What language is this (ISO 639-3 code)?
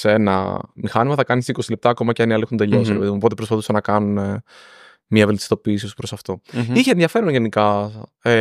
ell